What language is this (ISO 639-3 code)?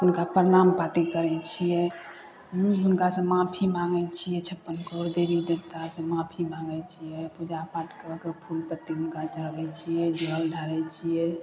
mai